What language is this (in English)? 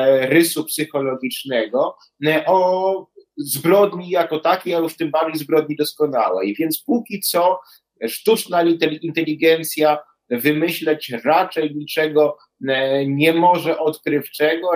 Polish